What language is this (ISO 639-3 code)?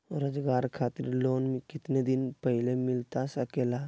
mag